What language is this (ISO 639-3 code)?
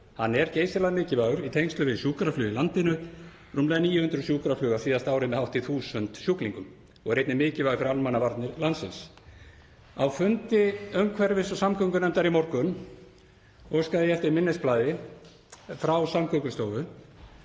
isl